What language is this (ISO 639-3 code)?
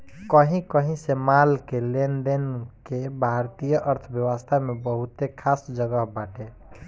bho